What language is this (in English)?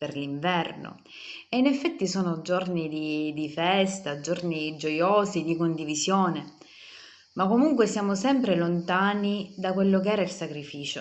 Italian